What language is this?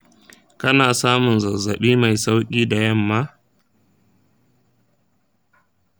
Hausa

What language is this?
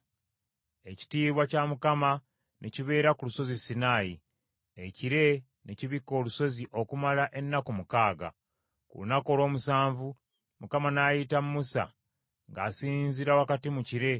Ganda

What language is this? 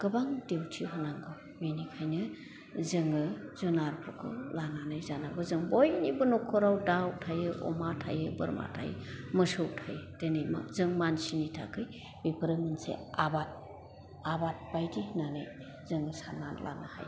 Bodo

